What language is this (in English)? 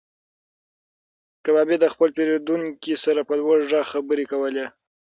Pashto